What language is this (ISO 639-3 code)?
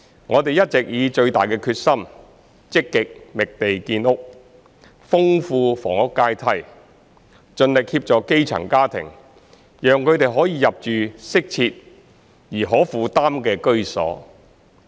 yue